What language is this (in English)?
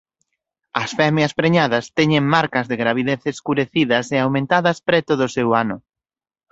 Galician